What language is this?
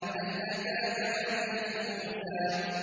Arabic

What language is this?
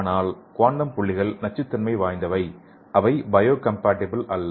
Tamil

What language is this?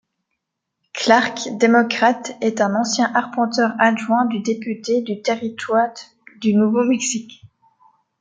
French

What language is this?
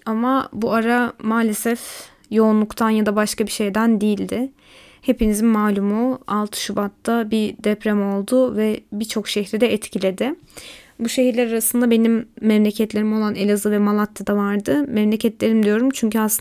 Turkish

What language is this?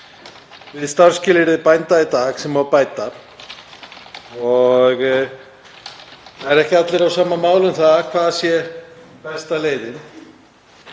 Icelandic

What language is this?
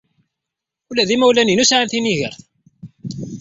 Kabyle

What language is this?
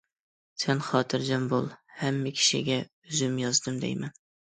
Uyghur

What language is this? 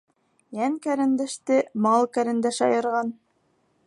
Bashkir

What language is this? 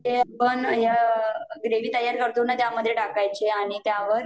Marathi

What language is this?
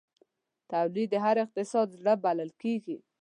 Pashto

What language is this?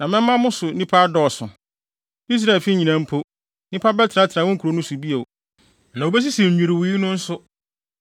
Akan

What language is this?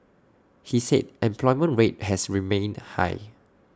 English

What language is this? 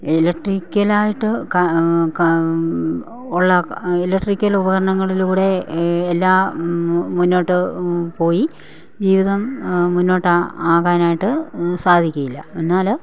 Malayalam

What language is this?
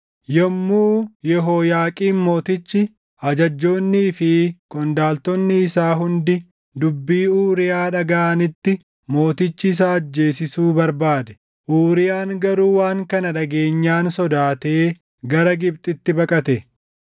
Oromo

